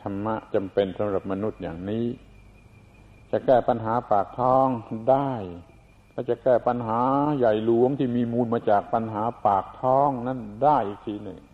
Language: Thai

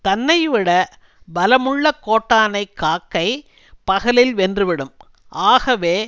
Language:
Tamil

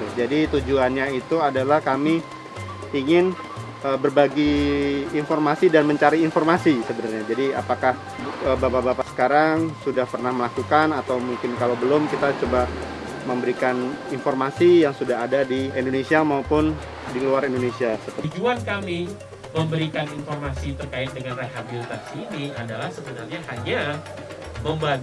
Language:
Indonesian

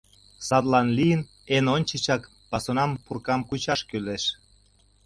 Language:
Mari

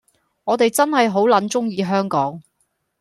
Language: Cantonese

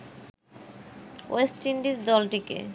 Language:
Bangla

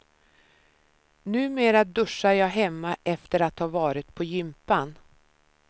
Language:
Swedish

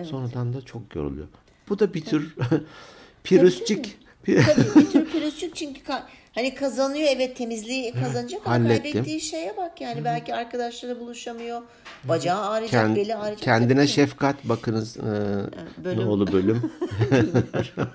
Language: Turkish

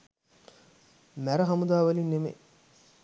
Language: Sinhala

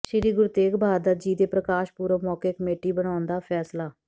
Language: Punjabi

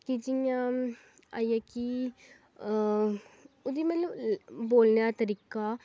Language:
Dogri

